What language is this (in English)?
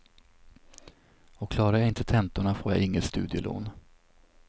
Swedish